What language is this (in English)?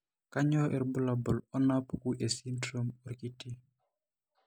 Masai